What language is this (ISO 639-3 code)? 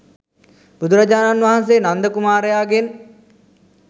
sin